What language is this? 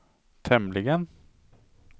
Swedish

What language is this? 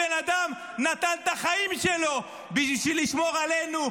Hebrew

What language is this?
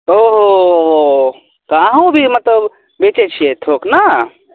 Maithili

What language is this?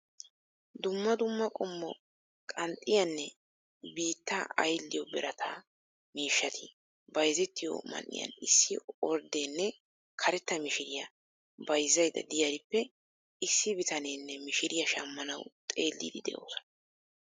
Wolaytta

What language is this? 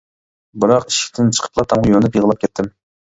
Uyghur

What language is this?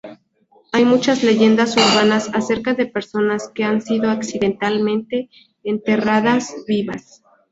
Spanish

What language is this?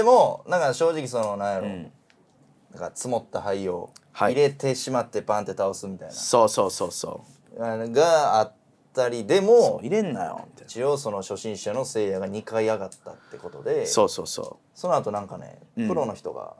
Japanese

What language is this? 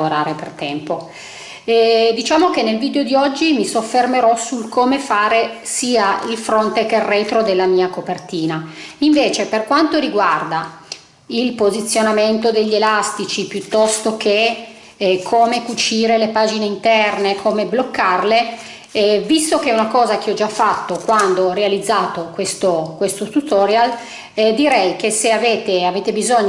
Italian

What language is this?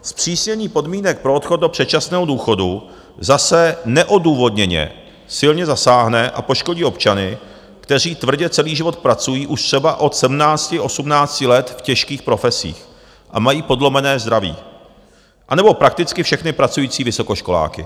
Czech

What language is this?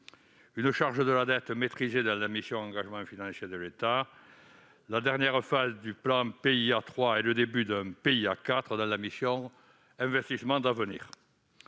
French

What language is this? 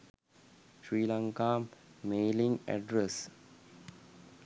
Sinhala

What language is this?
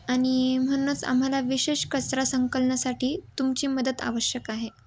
Marathi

